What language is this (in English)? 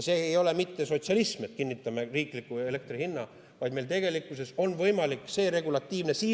Estonian